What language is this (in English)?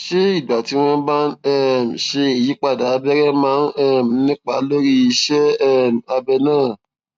Yoruba